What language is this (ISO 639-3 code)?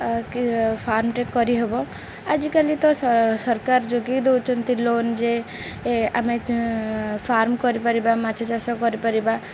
ori